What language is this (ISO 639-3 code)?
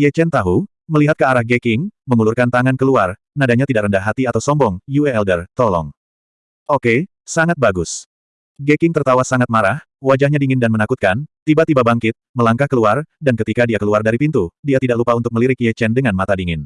ind